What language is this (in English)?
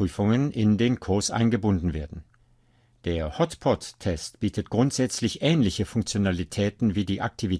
German